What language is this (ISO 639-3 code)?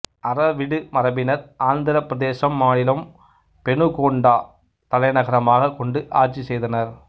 tam